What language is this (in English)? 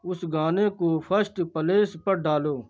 Urdu